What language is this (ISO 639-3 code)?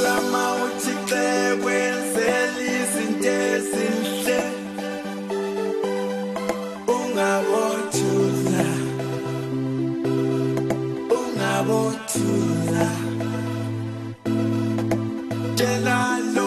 eng